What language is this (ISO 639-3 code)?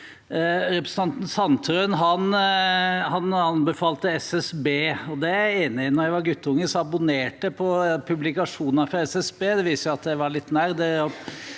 nor